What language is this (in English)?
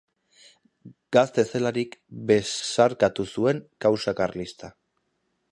Basque